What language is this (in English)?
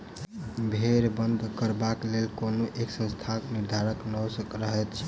Maithili